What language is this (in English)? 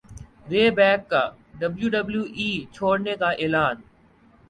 Urdu